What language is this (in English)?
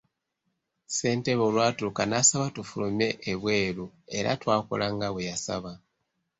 Ganda